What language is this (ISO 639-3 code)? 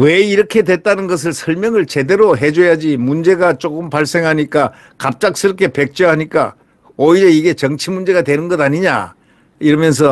kor